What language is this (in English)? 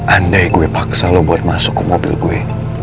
Indonesian